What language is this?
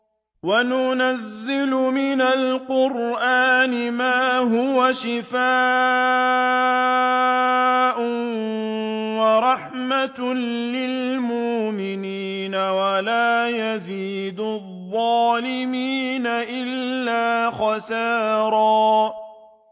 Arabic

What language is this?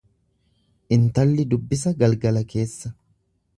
Oromo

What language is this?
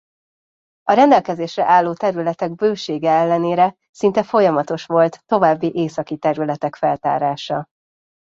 Hungarian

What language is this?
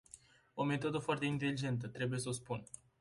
Romanian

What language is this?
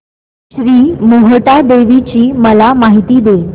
Marathi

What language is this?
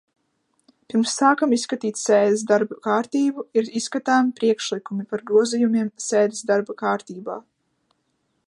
Latvian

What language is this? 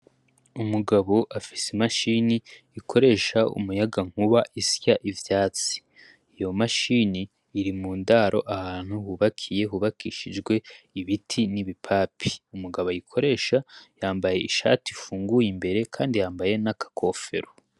Rundi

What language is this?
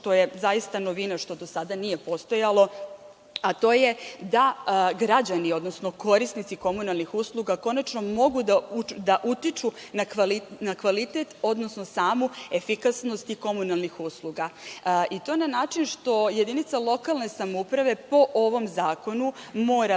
Serbian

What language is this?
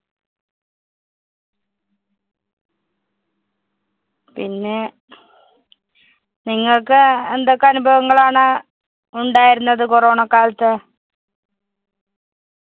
Malayalam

